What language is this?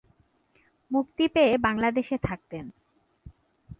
Bangla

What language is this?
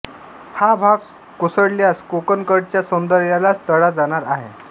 Marathi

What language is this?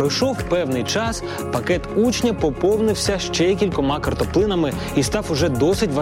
Ukrainian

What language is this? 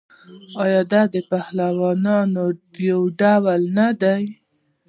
Pashto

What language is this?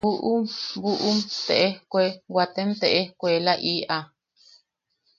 Yaqui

